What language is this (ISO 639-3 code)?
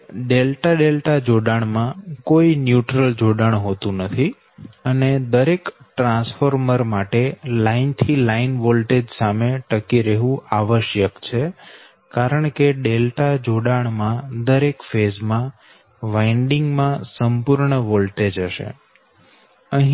guj